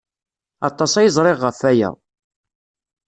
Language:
Kabyle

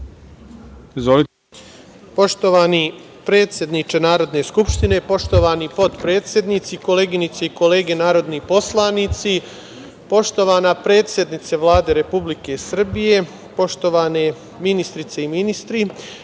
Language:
Serbian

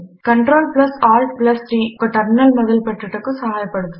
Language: Telugu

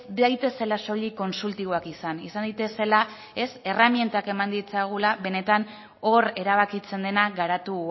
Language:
Basque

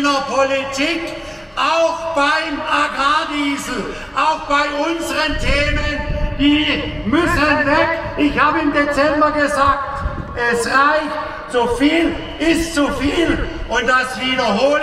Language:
German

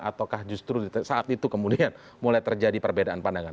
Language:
Indonesian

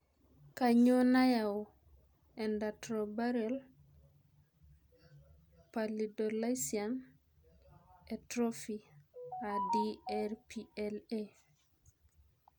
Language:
Masai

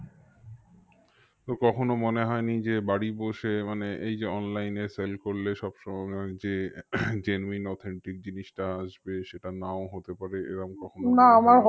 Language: Bangla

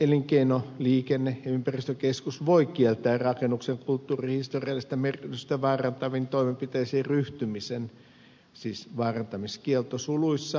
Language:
Finnish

